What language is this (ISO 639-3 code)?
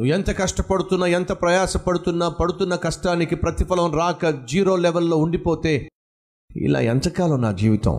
tel